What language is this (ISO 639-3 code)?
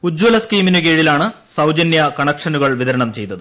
mal